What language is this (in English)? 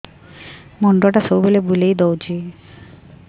Odia